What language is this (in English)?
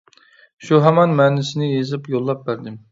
Uyghur